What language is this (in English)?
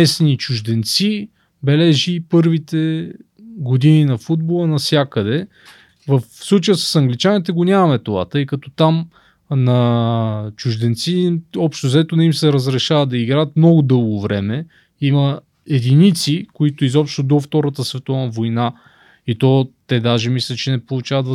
Bulgarian